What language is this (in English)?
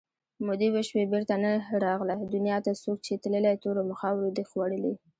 Pashto